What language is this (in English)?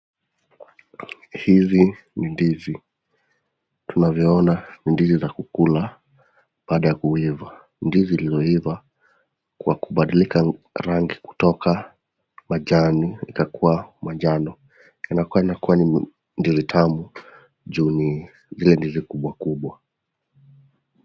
Swahili